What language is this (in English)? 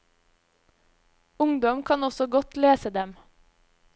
Norwegian